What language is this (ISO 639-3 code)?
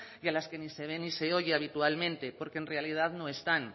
spa